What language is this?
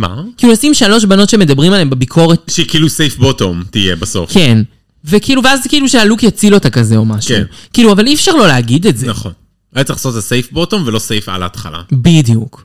Hebrew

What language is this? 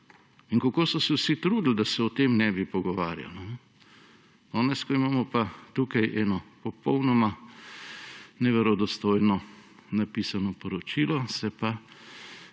Slovenian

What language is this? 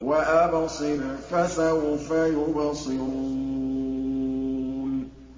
Arabic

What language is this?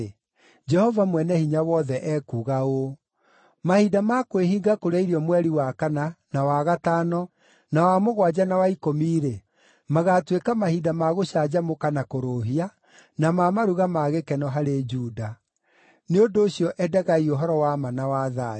Kikuyu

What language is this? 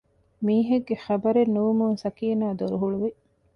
Divehi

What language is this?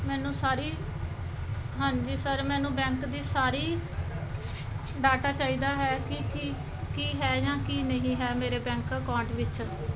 Punjabi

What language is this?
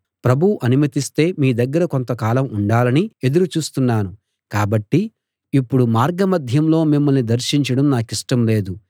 Telugu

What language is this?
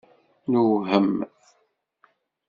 Kabyle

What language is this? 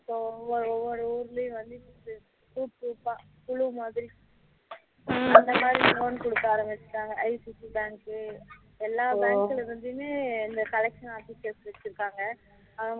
Tamil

